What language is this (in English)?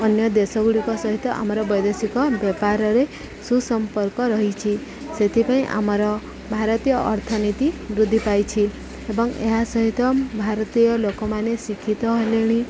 Odia